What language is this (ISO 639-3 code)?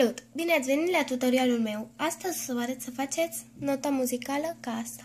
ron